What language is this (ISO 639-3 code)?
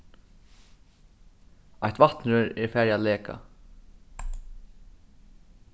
fao